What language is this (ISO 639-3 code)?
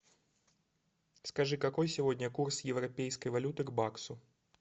rus